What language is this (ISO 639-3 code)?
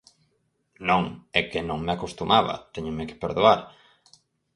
glg